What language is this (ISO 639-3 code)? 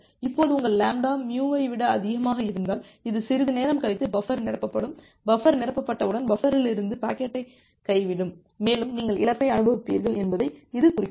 tam